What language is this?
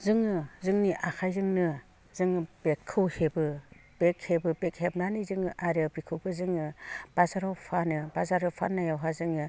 Bodo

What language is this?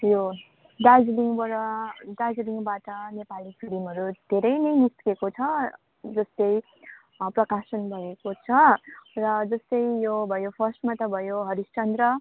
Nepali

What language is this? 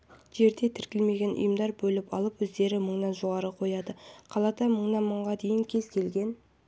Kazakh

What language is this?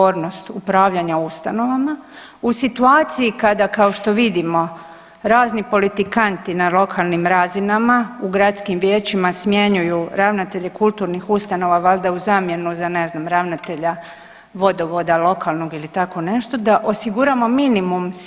Croatian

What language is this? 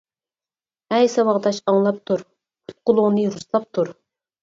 Uyghur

